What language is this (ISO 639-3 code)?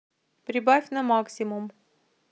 rus